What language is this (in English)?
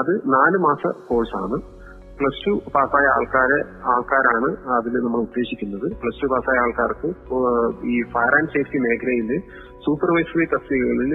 Malayalam